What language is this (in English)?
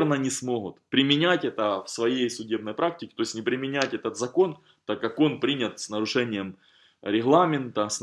Russian